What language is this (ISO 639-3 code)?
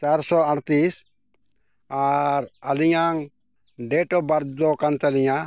sat